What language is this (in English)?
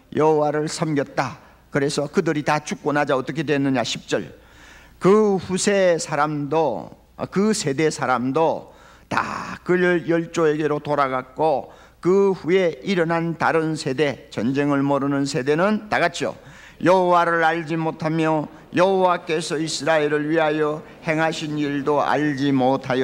Korean